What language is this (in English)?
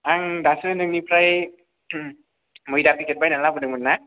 Bodo